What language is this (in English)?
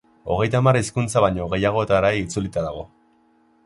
Basque